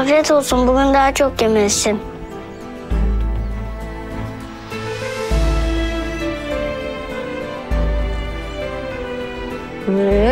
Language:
Turkish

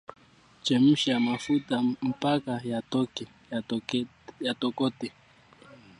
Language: Swahili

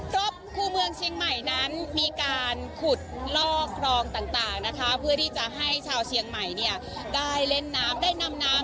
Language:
Thai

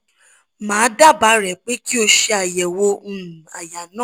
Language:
Yoruba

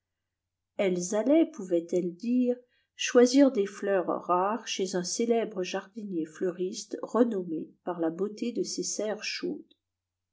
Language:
French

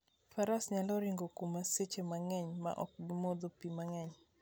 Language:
Luo (Kenya and Tanzania)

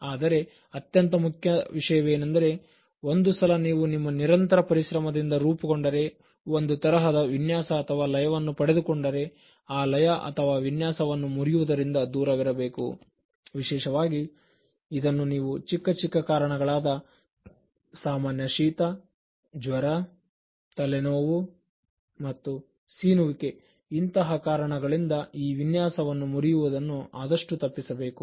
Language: Kannada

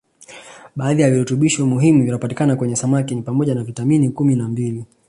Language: Swahili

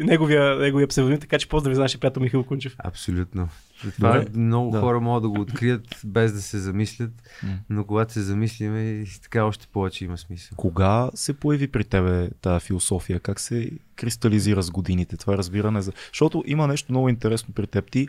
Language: Bulgarian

